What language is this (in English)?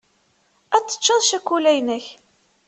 Kabyle